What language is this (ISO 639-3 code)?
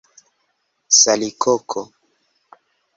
epo